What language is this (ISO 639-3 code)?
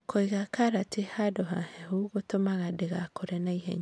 kik